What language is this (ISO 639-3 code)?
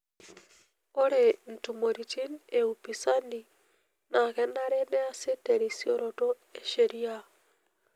mas